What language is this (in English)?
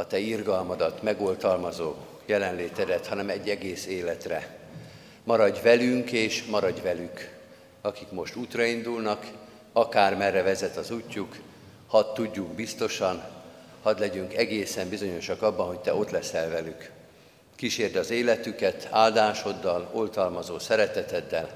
Hungarian